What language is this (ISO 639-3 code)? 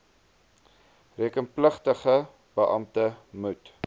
afr